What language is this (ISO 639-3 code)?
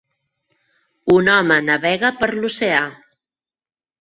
cat